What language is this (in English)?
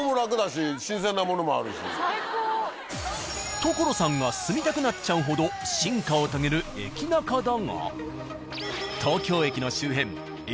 Japanese